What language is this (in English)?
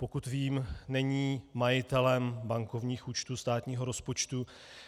Czech